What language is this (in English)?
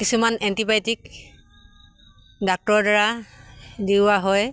Assamese